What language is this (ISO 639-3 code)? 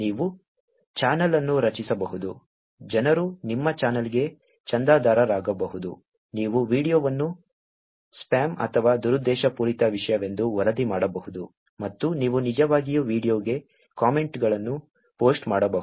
kan